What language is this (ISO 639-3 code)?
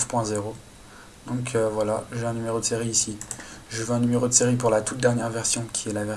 fra